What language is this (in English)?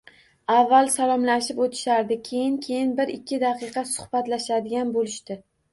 Uzbek